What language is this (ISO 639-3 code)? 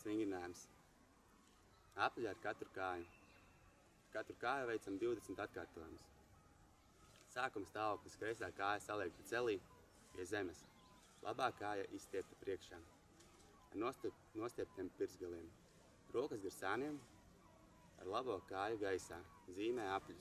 nld